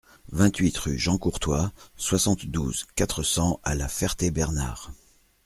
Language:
French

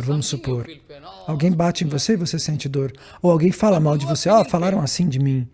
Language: Portuguese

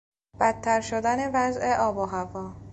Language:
Persian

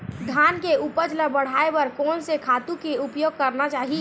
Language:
Chhattisgarhi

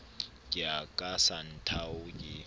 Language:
Southern Sotho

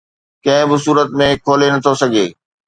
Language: Sindhi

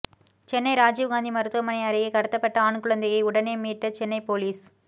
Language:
Tamil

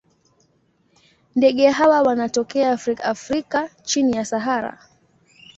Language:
Swahili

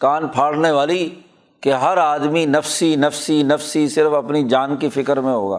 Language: Urdu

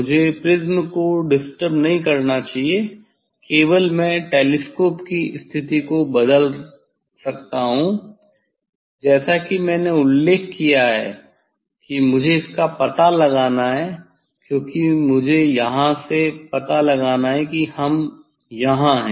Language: Hindi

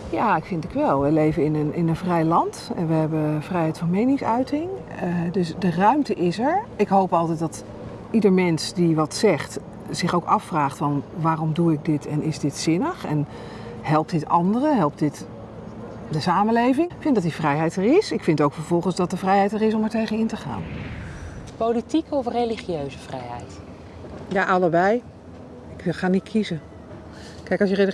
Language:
Dutch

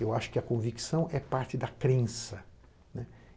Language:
Portuguese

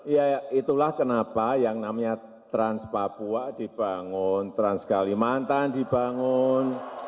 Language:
Indonesian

